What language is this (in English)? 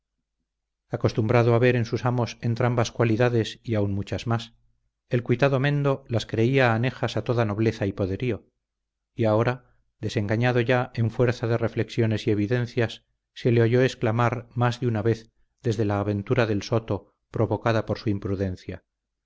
Spanish